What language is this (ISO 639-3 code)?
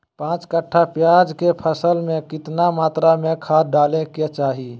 mag